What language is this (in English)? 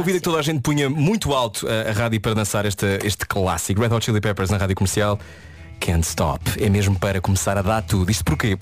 Portuguese